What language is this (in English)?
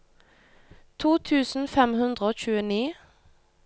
Norwegian